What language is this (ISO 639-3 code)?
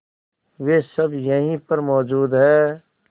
hin